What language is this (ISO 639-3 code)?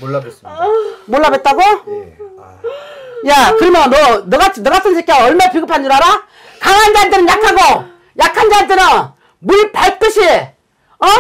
kor